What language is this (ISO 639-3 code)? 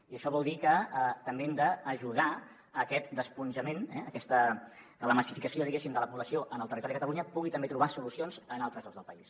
cat